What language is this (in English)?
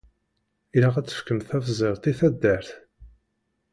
Kabyle